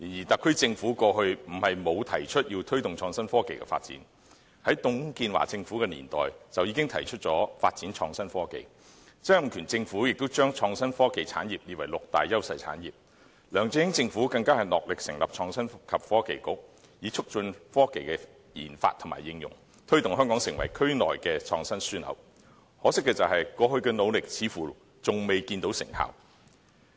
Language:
Cantonese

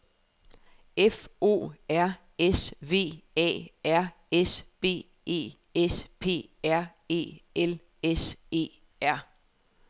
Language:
Danish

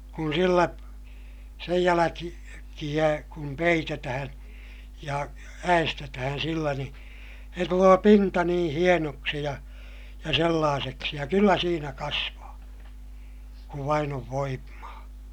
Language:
Finnish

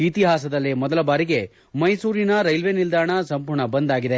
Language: Kannada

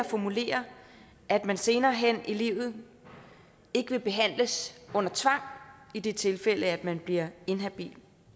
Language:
Danish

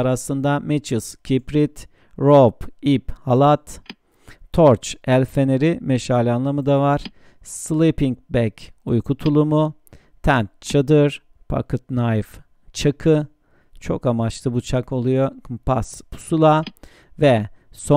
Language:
Turkish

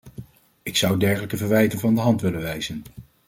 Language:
Dutch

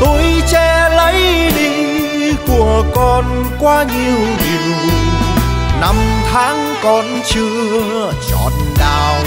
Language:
Vietnamese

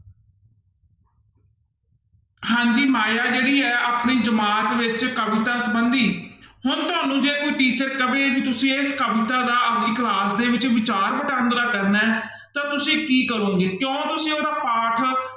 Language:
Punjabi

